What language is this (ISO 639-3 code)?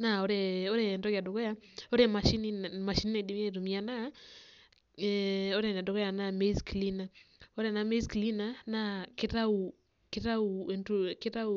mas